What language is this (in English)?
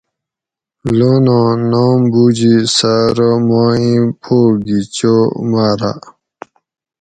Gawri